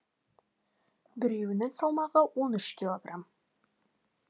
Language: Kazakh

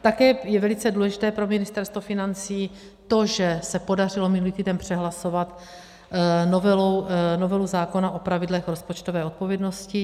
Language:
Czech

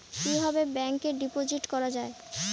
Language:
Bangla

